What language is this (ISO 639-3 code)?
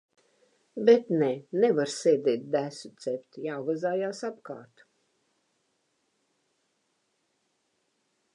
lav